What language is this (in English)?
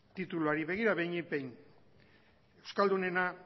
Basque